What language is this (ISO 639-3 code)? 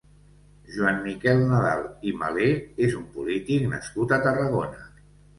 cat